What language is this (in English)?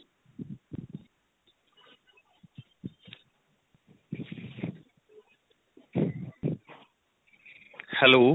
Punjabi